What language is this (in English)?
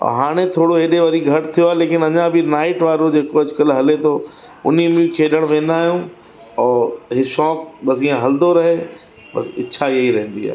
Sindhi